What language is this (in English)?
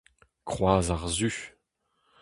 Breton